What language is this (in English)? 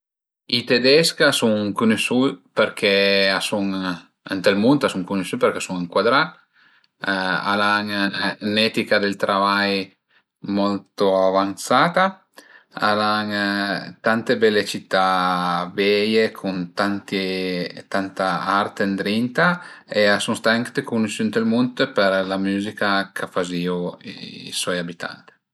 Piedmontese